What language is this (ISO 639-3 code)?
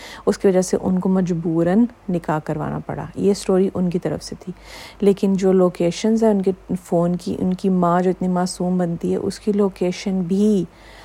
urd